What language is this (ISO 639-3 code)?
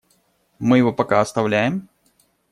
rus